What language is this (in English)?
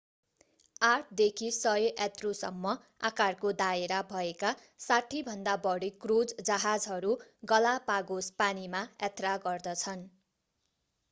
Nepali